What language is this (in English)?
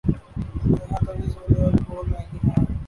Urdu